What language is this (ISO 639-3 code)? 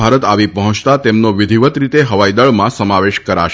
guj